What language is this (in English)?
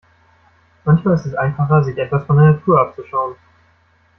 German